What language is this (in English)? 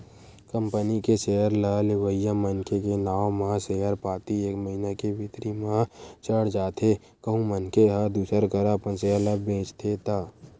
Chhattisgarhi